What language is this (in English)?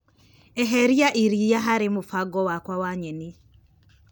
Kikuyu